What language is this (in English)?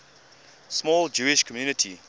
English